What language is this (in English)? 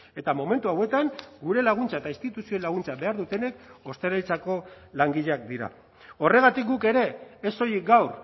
Basque